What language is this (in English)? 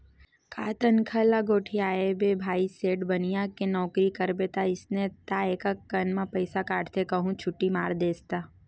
Chhattisgarhi